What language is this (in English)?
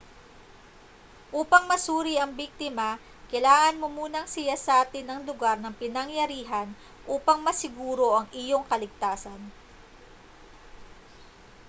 Filipino